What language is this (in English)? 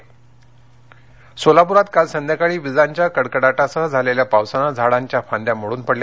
Marathi